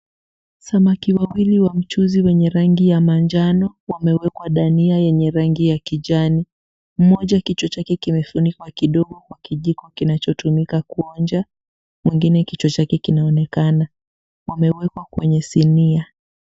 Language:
Swahili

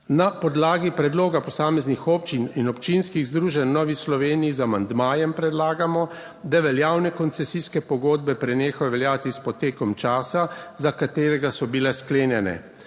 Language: Slovenian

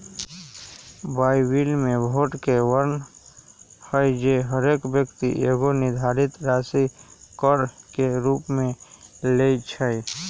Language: Magahi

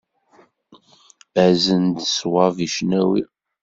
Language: Kabyle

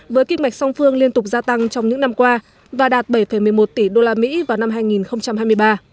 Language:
Vietnamese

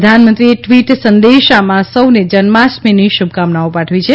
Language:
Gujarati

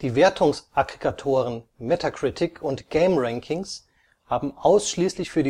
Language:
German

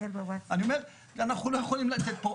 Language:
Hebrew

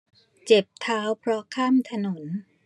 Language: Thai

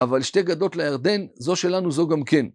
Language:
Hebrew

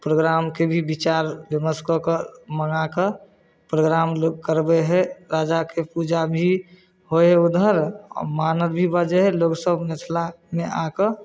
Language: Maithili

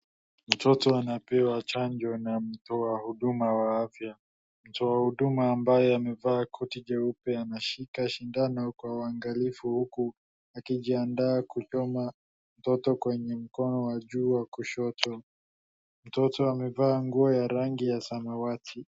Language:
Swahili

